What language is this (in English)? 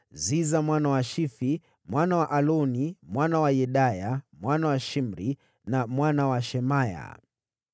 Swahili